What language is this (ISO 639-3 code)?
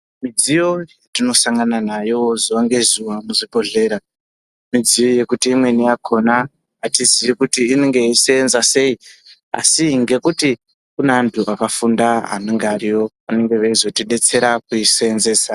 ndc